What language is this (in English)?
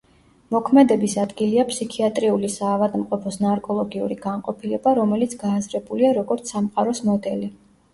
Georgian